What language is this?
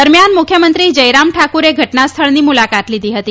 Gujarati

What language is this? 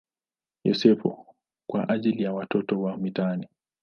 Swahili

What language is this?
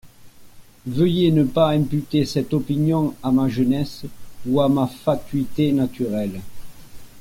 French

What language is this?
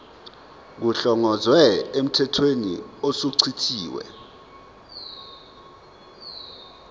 Zulu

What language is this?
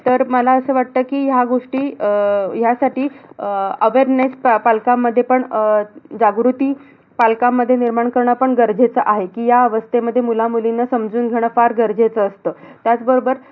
Marathi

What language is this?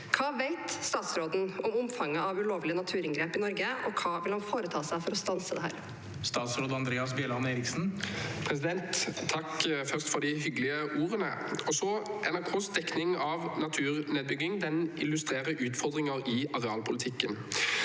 Norwegian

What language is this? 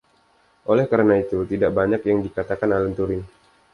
Indonesian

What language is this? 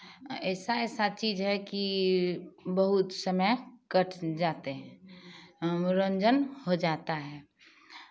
Hindi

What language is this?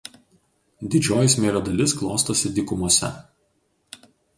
Lithuanian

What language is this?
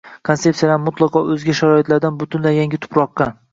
Uzbek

